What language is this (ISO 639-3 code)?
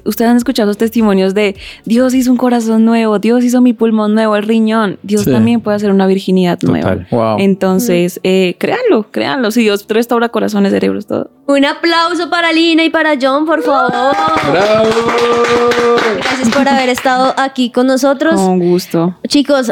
spa